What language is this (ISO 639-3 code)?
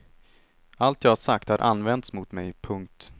swe